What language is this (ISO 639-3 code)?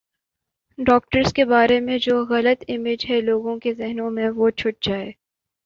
urd